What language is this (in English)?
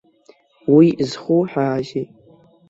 Abkhazian